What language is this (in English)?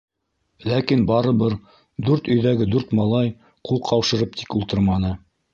Bashkir